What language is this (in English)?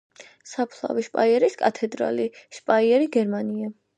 Georgian